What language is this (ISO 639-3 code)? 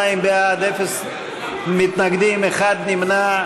heb